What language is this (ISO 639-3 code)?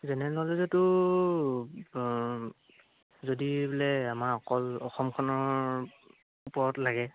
asm